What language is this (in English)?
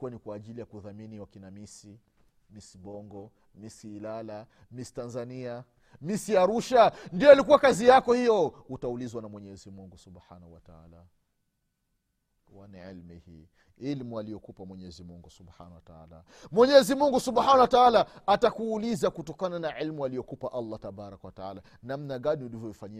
Swahili